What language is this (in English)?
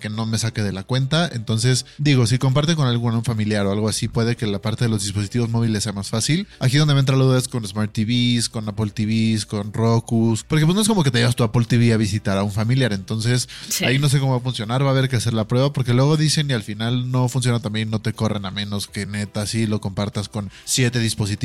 Spanish